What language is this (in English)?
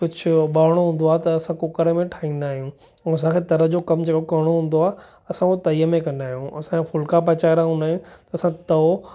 Sindhi